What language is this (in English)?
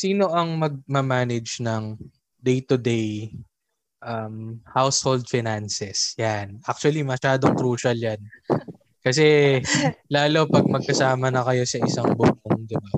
Filipino